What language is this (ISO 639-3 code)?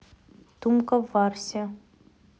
rus